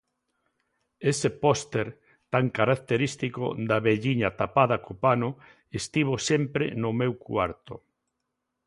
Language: Galician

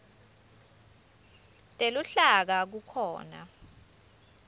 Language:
Swati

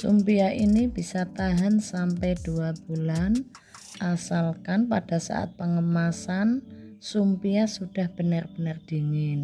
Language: Indonesian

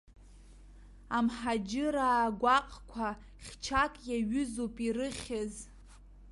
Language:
Abkhazian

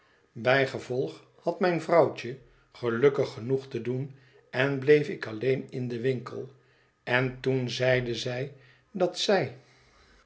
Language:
Dutch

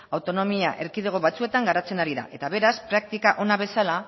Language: Basque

